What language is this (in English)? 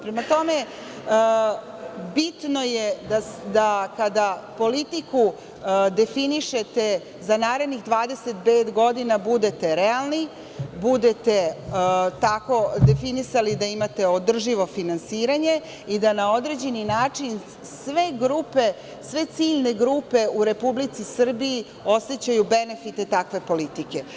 Serbian